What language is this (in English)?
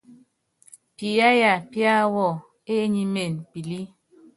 Yangben